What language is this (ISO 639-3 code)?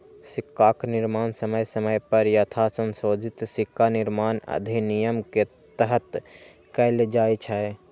mai